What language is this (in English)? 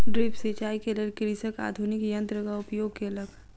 Maithili